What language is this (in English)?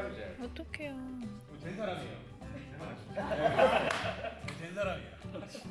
Korean